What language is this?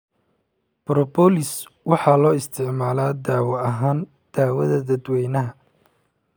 Somali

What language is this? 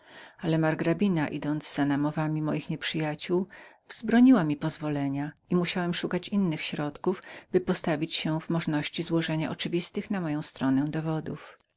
Polish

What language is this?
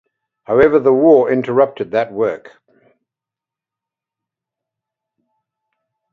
English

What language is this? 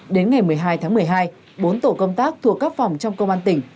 Vietnamese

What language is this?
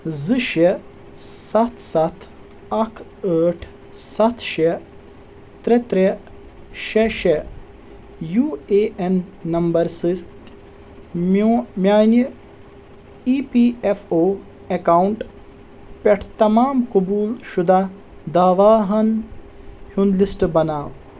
Kashmiri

